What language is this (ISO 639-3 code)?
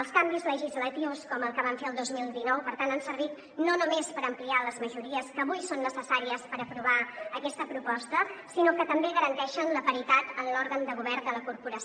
cat